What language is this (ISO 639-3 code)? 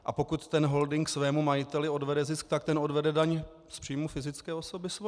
ces